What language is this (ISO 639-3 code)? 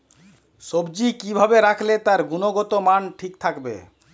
ben